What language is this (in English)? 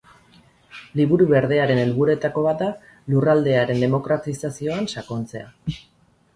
Basque